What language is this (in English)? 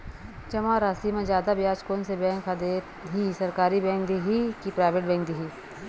Chhattisgarhi